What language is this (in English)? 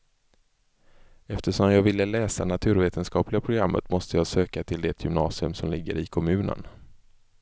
Swedish